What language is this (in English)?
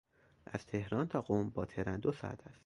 Persian